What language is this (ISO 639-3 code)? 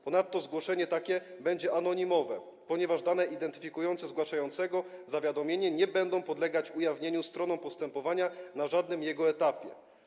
pol